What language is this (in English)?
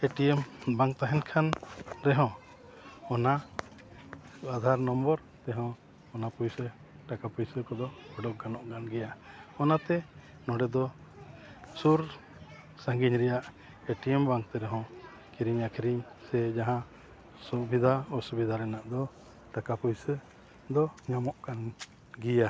Santali